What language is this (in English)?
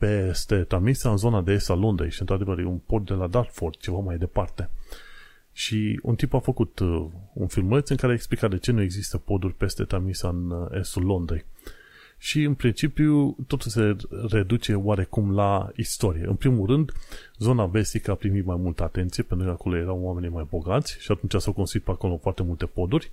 Romanian